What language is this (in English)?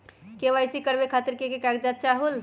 Magahi